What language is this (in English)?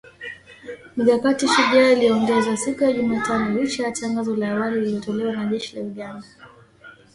Swahili